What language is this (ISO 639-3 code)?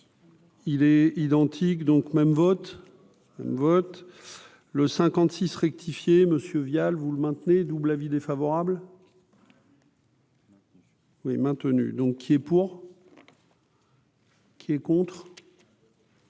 fra